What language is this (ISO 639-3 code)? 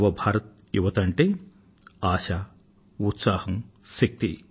tel